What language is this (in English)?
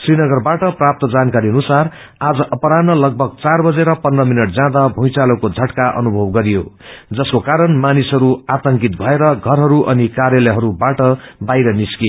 Nepali